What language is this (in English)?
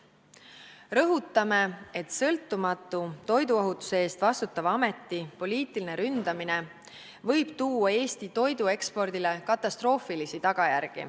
Estonian